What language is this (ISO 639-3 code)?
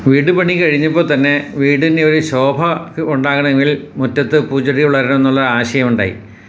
mal